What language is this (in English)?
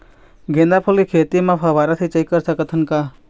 Chhattisgarhi